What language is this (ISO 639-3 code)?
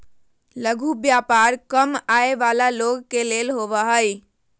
mag